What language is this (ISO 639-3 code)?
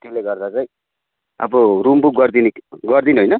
nep